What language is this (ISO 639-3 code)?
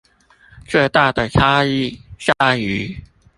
zho